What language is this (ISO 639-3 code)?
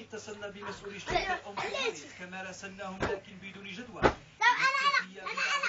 ara